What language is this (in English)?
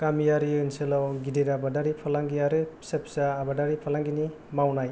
Bodo